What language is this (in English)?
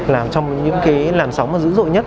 Vietnamese